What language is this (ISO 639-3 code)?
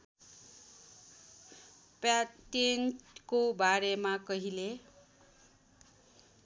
nep